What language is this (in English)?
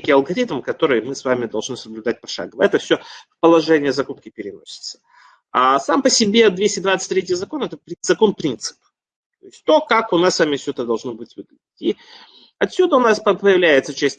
Russian